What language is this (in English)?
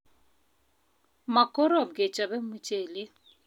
Kalenjin